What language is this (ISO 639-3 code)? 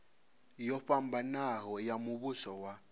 ven